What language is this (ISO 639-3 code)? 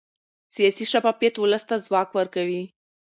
pus